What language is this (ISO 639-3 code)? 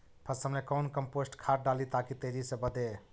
mag